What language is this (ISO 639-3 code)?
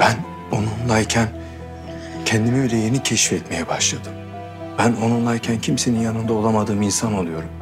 tur